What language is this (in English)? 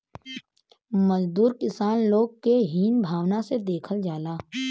Bhojpuri